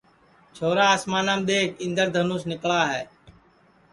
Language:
Sansi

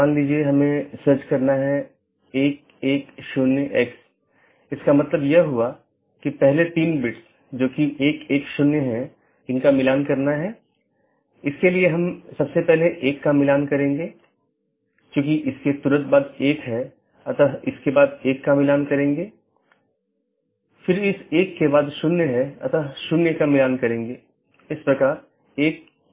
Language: Hindi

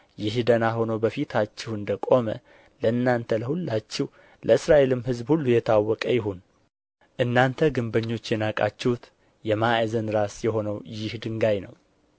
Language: Amharic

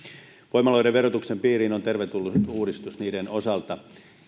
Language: Finnish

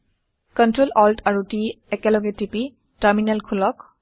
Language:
Assamese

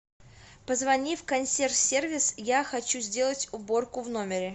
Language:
Russian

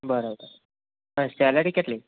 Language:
Gujarati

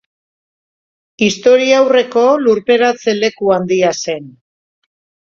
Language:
Basque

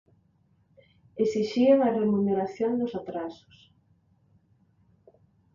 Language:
Galician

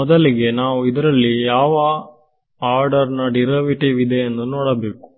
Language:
Kannada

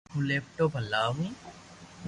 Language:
Loarki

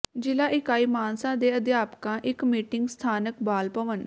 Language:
Punjabi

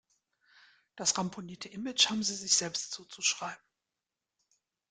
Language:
German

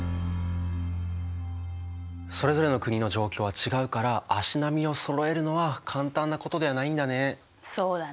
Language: Japanese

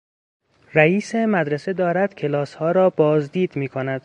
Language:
Persian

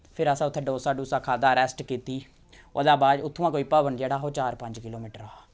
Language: Dogri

